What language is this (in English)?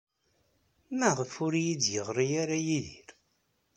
Kabyle